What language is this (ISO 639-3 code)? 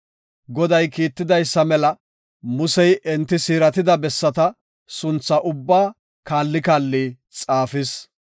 gof